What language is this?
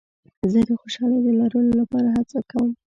Pashto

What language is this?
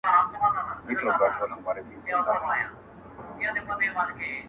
Pashto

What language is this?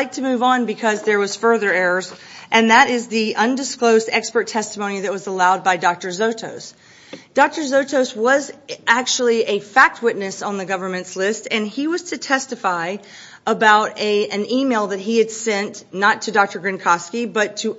English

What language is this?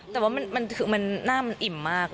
Thai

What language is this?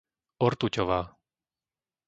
Slovak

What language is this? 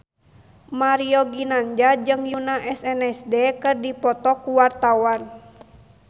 Sundanese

